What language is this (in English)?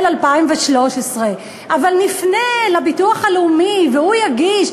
Hebrew